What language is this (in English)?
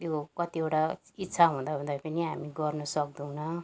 Nepali